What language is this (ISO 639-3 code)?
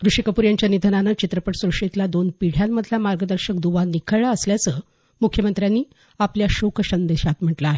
mar